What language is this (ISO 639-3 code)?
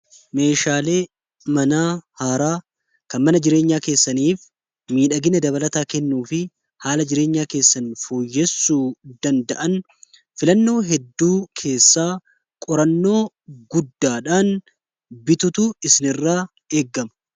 orm